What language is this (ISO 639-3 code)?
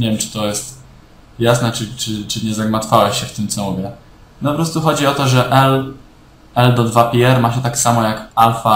pol